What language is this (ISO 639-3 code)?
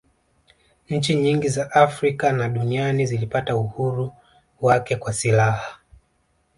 swa